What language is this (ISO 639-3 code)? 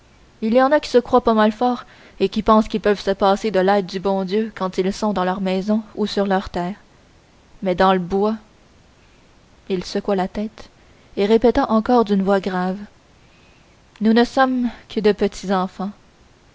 fra